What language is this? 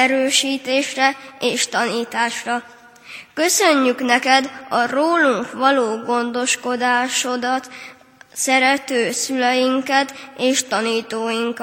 Hungarian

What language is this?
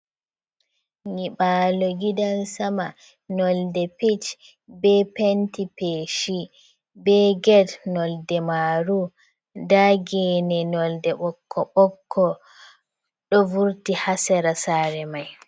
Fula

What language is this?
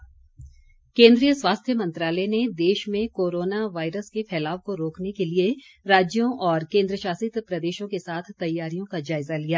Hindi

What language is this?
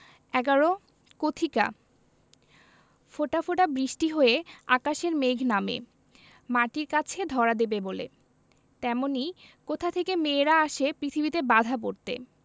Bangla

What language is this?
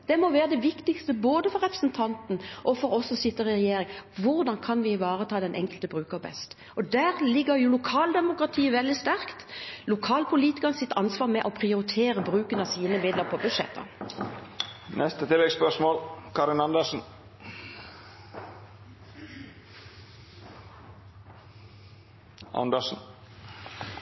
Norwegian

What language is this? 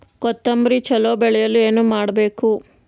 Kannada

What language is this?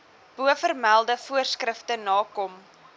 Afrikaans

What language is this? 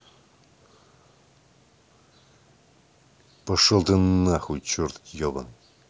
Russian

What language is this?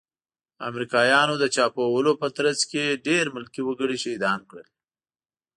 Pashto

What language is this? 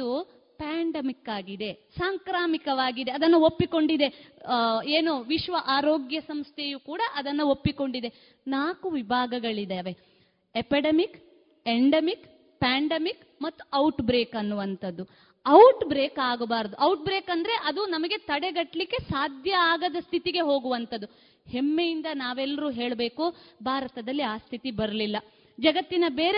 Kannada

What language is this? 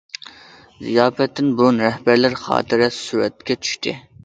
Uyghur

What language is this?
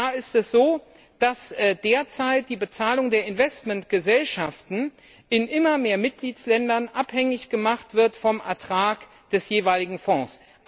German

